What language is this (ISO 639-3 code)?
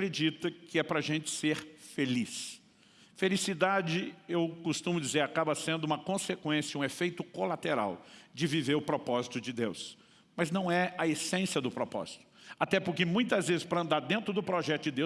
por